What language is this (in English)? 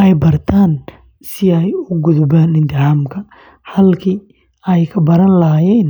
Somali